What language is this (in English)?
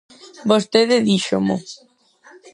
Galician